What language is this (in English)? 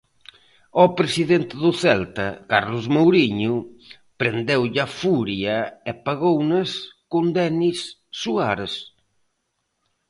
Galician